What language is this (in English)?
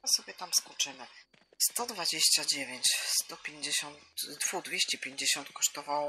Polish